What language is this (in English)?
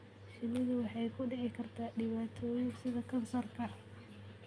Somali